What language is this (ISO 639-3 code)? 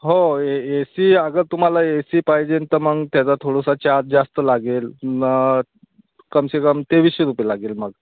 mar